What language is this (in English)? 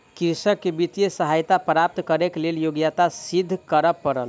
Maithili